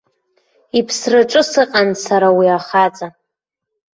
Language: Abkhazian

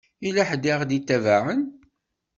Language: Kabyle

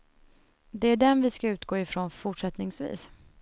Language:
Swedish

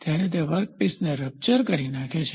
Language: Gujarati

